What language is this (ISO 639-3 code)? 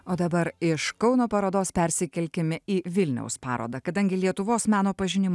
lit